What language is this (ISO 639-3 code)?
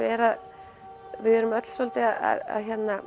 isl